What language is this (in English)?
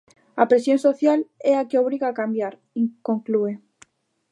Galician